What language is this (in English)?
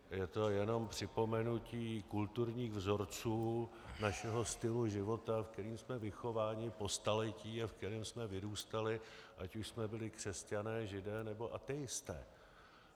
Czech